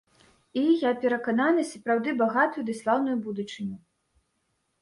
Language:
Belarusian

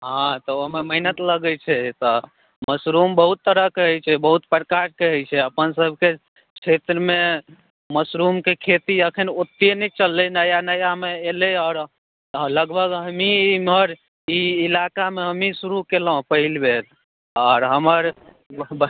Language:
Maithili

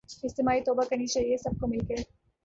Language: Urdu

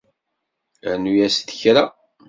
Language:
Kabyle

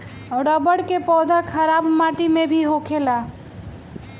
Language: Bhojpuri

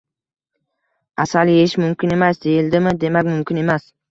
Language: Uzbek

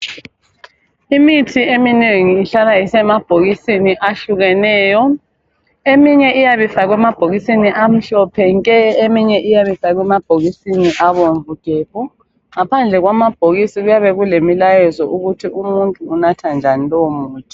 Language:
North Ndebele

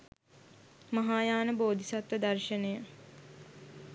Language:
Sinhala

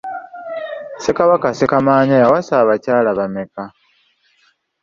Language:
Ganda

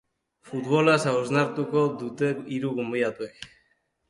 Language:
Basque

